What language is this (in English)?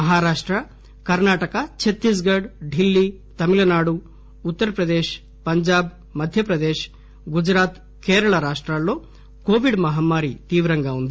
Telugu